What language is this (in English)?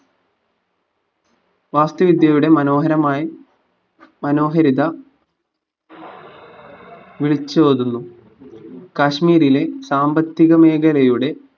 Malayalam